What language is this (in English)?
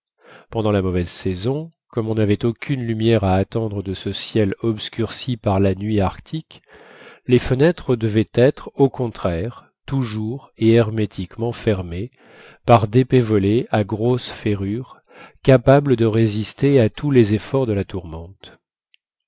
French